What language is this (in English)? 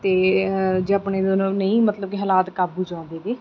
Punjabi